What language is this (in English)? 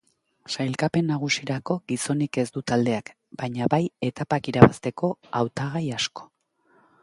Basque